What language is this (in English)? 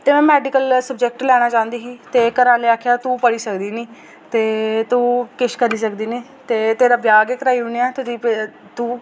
Dogri